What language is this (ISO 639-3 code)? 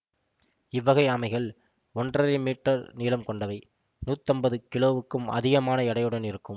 tam